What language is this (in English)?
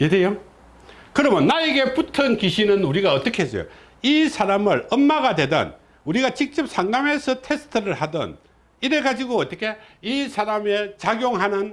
Korean